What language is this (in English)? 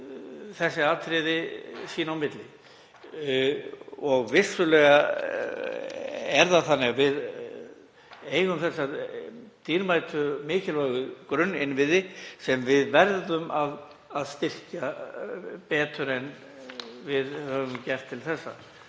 Icelandic